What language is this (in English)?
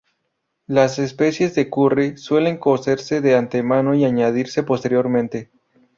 Spanish